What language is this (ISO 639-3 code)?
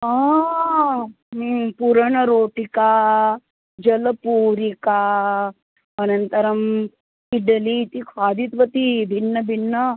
san